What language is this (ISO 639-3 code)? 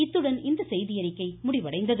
tam